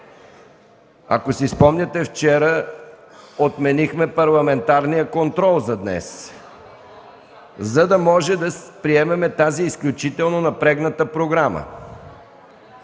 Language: Bulgarian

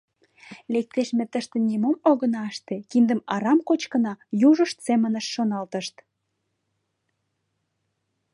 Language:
Mari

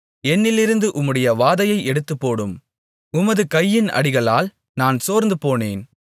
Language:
Tamil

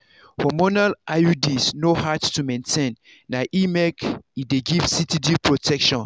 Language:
Nigerian Pidgin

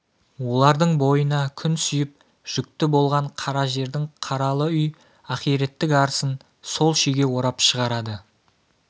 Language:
Kazakh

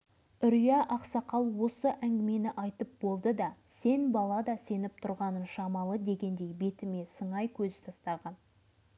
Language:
Kazakh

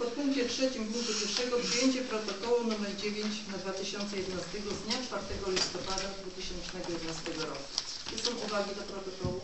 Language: Polish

